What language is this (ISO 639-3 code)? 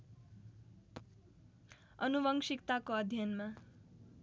nep